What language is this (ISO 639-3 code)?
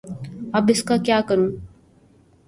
urd